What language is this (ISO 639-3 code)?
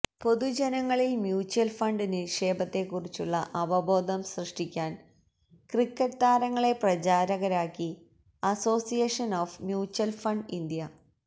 mal